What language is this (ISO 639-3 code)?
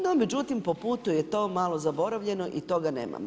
hrv